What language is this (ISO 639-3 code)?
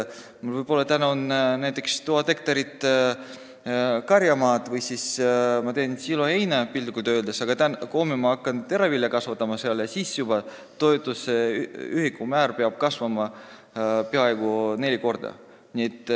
est